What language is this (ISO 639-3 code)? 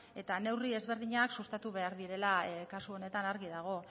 eus